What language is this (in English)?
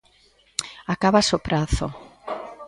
Galician